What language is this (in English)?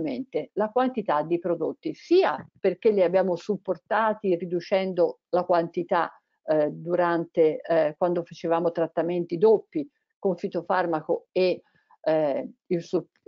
Italian